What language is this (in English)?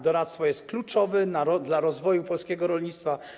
Polish